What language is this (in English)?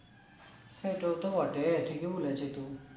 Bangla